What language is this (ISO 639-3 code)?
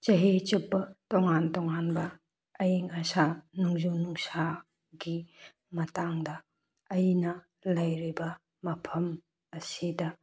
mni